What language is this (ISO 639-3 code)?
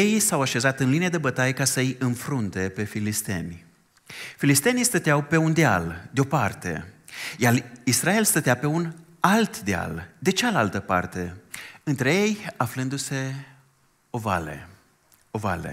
ron